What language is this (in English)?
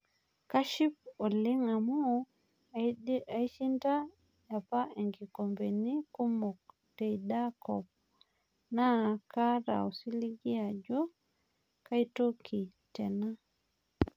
Masai